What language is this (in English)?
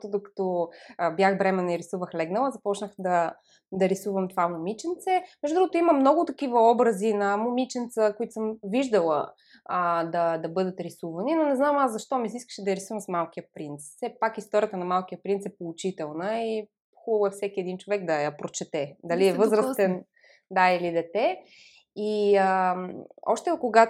Bulgarian